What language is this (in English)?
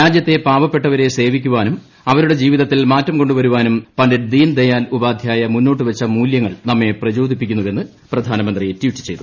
Malayalam